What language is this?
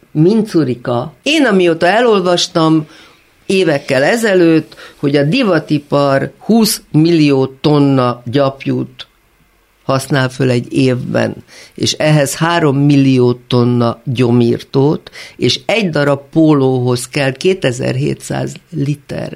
Hungarian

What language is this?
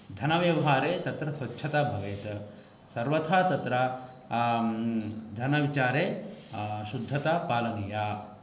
Sanskrit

